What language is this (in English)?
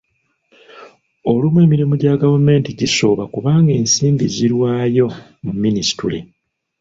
Ganda